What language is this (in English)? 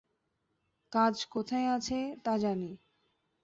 Bangla